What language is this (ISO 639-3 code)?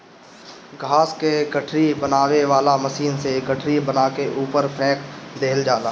bho